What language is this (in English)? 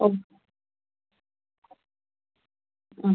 Malayalam